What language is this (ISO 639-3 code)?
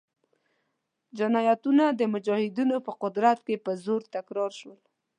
pus